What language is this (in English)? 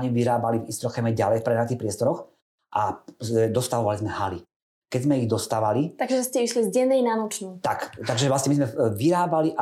Slovak